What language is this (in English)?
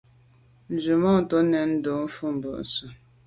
Medumba